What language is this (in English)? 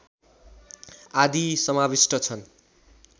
Nepali